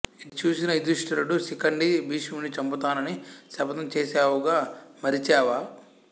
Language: Telugu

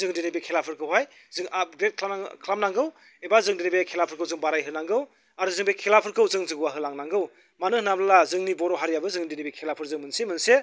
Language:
Bodo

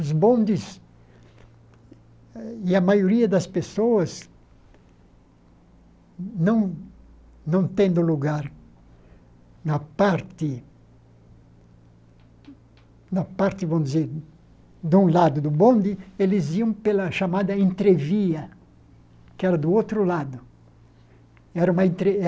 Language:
Portuguese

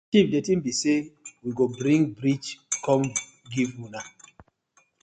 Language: Nigerian Pidgin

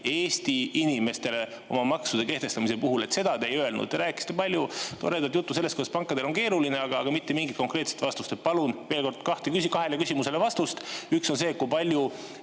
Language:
Estonian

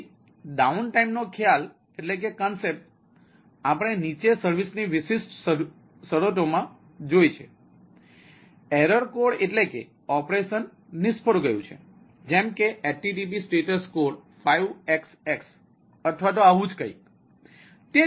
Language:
Gujarati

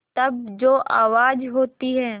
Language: Hindi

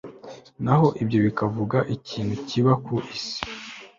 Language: Kinyarwanda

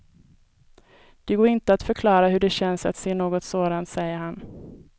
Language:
Swedish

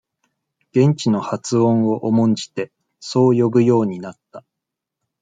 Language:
Japanese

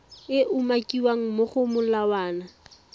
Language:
Tswana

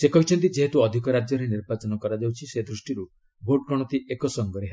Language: Odia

